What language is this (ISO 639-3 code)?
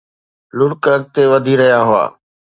snd